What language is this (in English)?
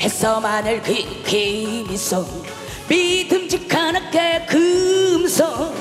Korean